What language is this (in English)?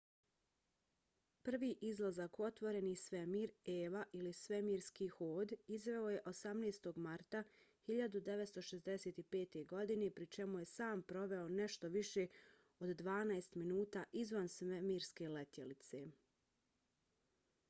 Bosnian